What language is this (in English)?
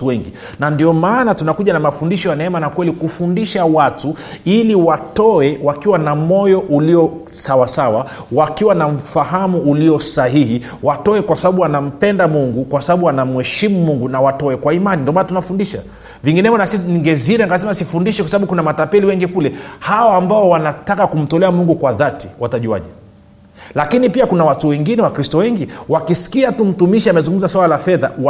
Swahili